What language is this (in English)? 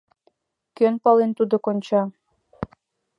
Mari